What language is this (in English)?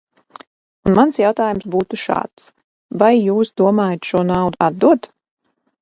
Latvian